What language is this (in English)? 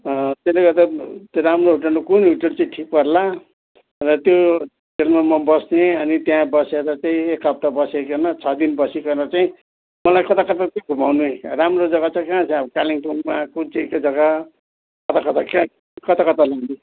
Nepali